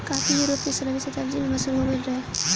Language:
Bhojpuri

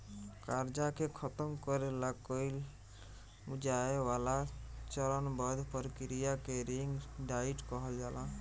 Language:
Bhojpuri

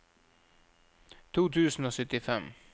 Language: Norwegian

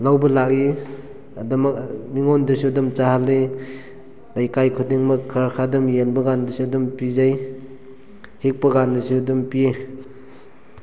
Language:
Manipuri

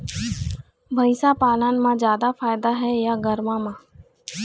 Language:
Chhattisgarhi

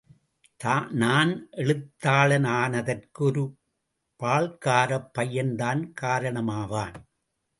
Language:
Tamil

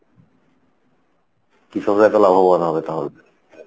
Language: Bangla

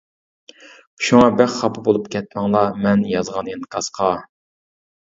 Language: Uyghur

